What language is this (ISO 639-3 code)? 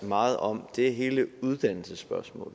dan